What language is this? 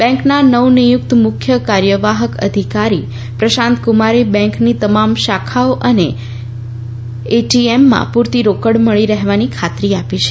Gujarati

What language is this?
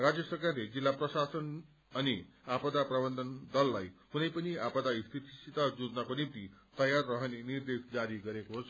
Nepali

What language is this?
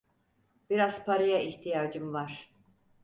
Turkish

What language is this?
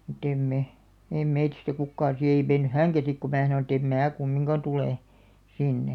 Finnish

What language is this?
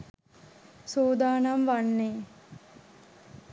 Sinhala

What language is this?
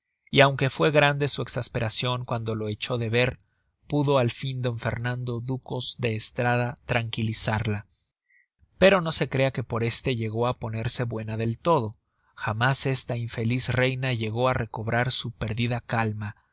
Spanish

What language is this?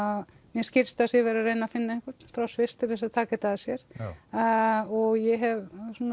Icelandic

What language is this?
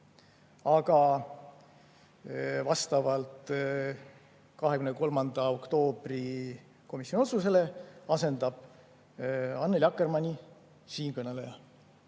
Estonian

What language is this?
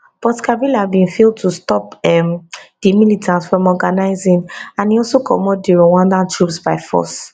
Nigerian Pidgin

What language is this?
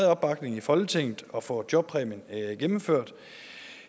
Danish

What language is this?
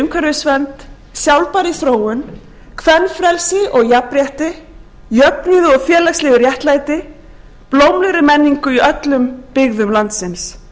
Icelandic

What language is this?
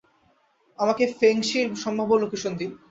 Bangla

